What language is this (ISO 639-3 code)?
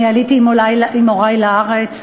heb